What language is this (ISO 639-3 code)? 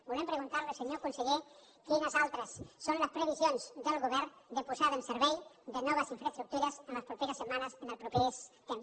cat